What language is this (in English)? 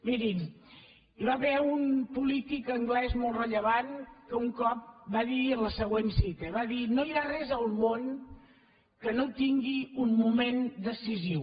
Catalan